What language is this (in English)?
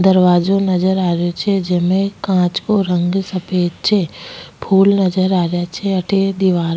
Rajasthani